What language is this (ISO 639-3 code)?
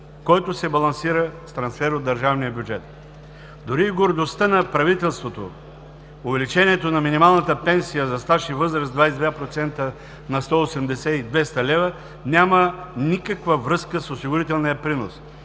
bul